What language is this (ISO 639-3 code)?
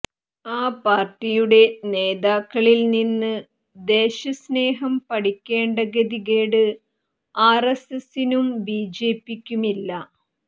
mal